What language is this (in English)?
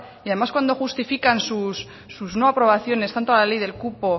Spanish